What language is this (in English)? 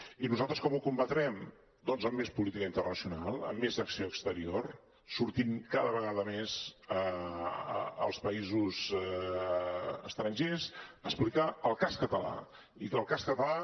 Catalan